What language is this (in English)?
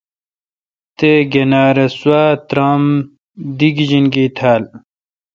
Kalkoti